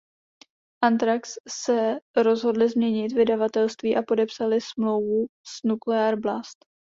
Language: Czech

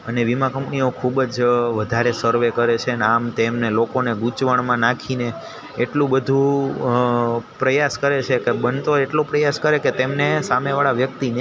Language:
Gujarati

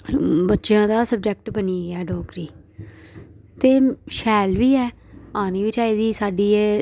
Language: Dogri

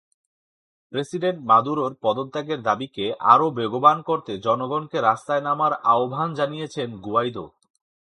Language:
Bangla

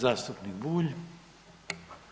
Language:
Croatian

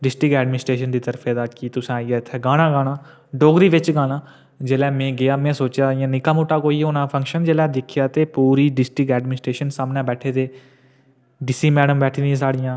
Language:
Dogri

